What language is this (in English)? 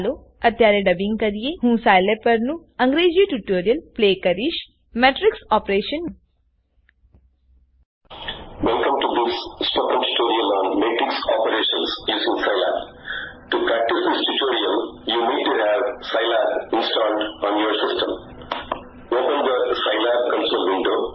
Gujarati